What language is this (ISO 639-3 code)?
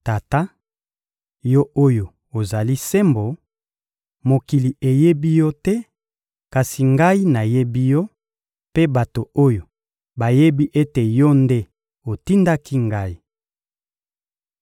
lin